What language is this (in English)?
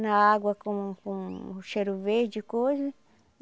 Portuguese